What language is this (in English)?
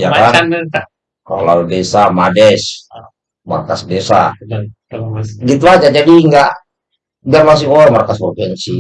Indonesian